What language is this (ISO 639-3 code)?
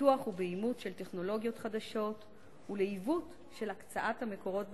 heb